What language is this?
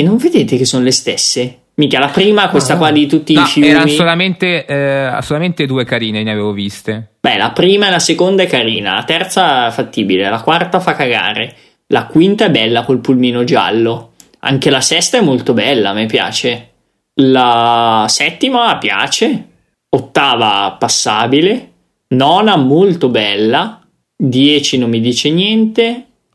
Italian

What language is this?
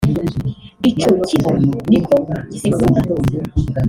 Kinyarwanda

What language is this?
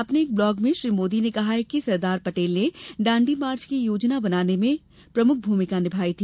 Hindi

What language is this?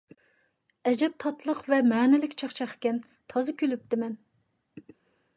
Uyghur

